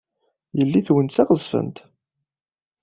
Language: Kabyle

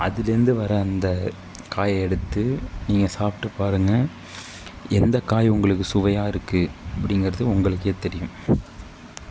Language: Tamil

